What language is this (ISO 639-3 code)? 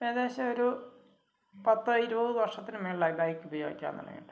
mal